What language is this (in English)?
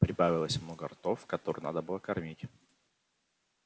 Russian